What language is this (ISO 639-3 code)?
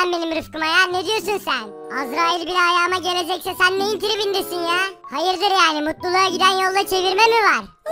tur